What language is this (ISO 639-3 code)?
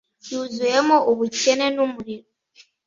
kin